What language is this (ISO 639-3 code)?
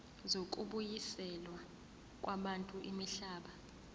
zul